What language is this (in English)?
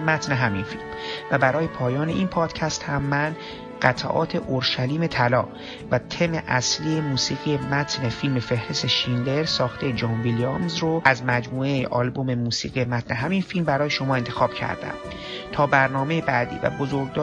Persian